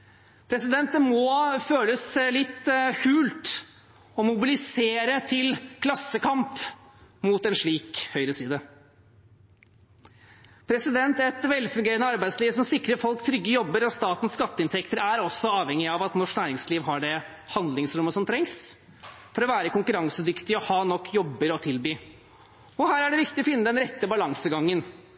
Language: Norwegian Bokmål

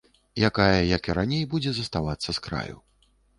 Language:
Belarusian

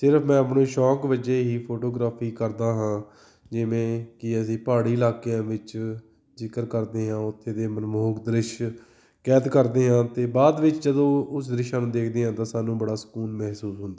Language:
Punjabi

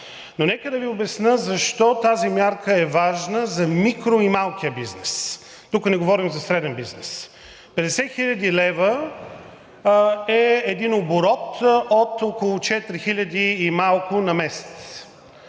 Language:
Bulgarian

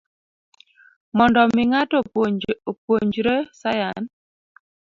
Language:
Luo (Kenya and Tanzania)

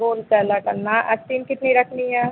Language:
Hindi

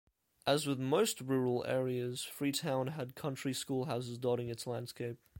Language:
English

